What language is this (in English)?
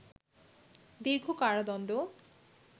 Bangla